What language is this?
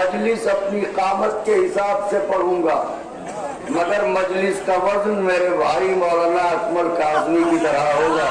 Hindi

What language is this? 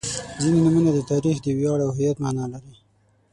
Pashto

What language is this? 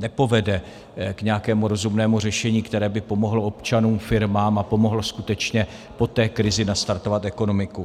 Czech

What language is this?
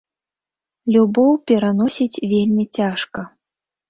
Belarusian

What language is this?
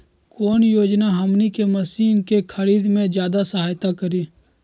Magahi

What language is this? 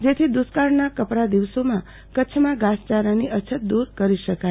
Gujarati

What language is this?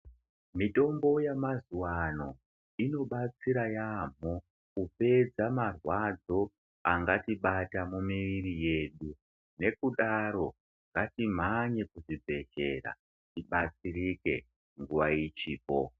Ndau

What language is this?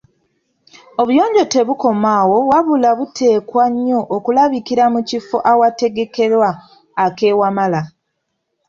Ganda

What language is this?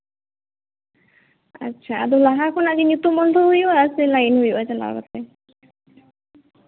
Santali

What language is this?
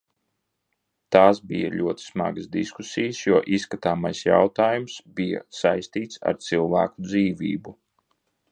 Latvian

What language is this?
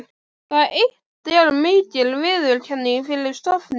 Icelandic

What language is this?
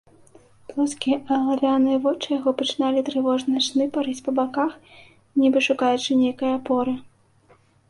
Belarusian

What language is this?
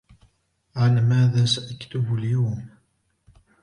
Arabic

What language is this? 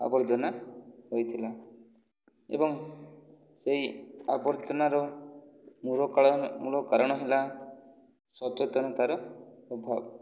Odia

